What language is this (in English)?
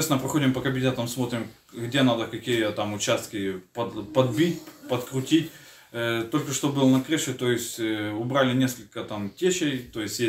Ukrainian